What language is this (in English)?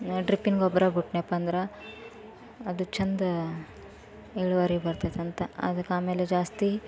Kannada